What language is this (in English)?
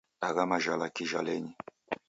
Taita